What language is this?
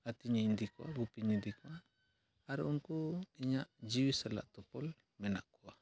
Santali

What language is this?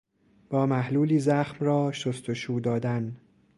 Persian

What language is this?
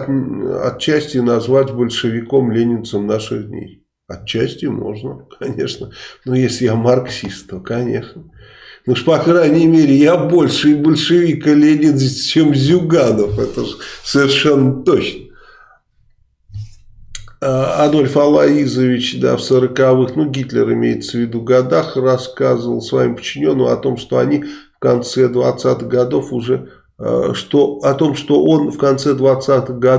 Russian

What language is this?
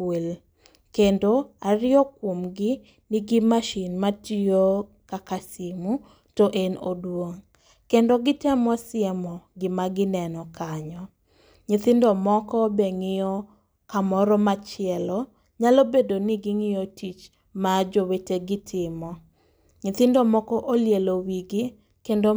Luo (Kenya and Tanzania)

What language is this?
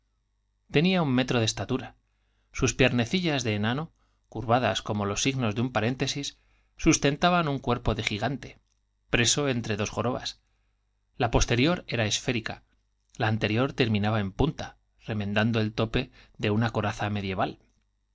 Spanish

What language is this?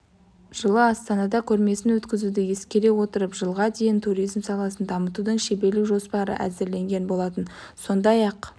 Kazakh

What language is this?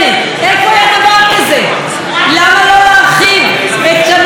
Hebrew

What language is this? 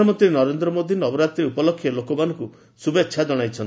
Odia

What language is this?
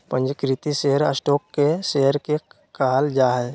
Magahi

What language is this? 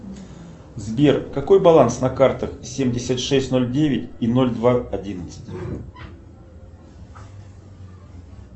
Russian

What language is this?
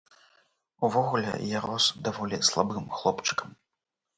Belarusian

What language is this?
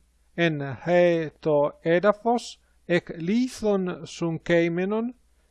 Greek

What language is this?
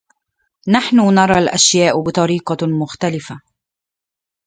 Arabic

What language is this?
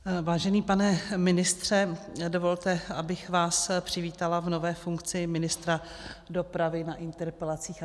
Czech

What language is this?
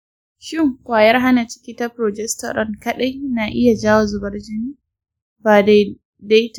Hausa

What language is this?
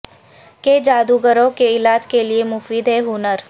Urdu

